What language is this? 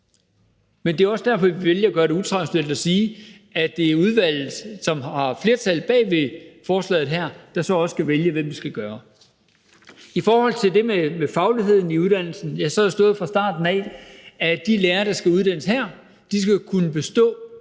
Danish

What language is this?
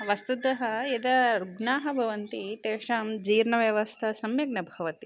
Sanskrit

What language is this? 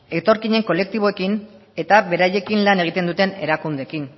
Basque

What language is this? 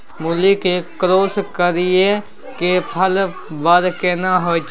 Maithili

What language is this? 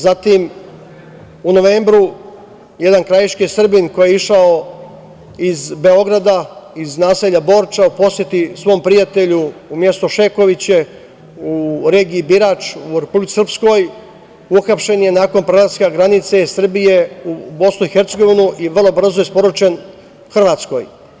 Serbian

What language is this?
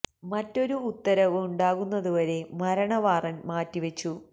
Malayalam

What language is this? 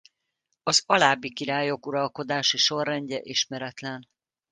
Hungarian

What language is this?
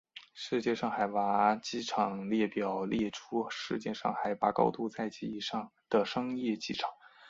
Chinese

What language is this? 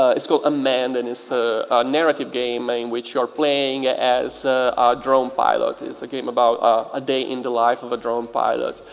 English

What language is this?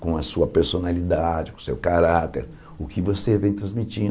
Portuguese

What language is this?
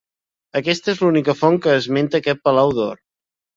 Catalan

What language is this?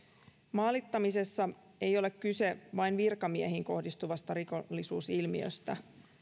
Finnish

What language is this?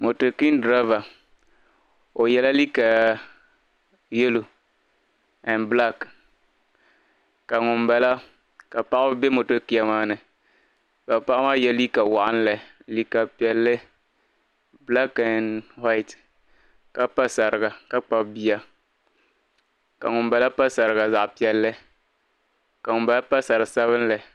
Dagbani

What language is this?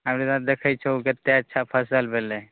Maithili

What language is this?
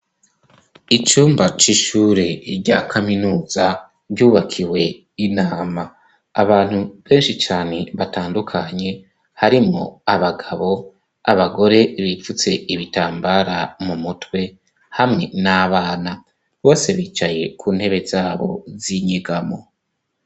Rundi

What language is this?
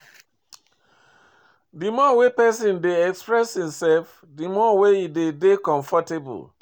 Nigerian Pidgin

